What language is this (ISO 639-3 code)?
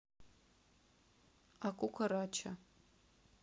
rus